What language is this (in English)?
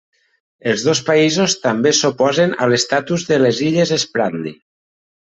Catalan